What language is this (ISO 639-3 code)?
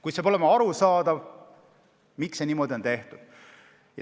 est